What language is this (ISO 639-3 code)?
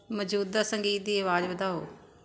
pan